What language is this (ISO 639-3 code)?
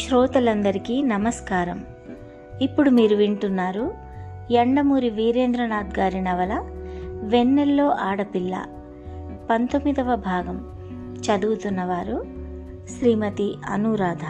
tel